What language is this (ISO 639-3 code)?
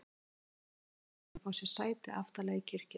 isl